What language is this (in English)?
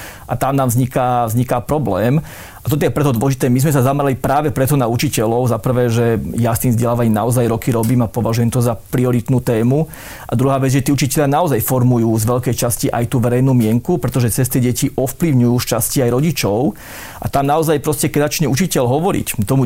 Slovak